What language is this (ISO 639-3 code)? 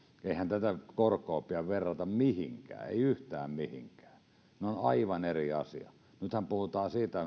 fin